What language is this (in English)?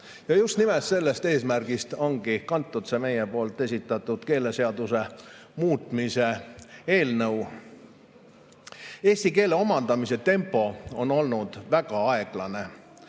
Estonian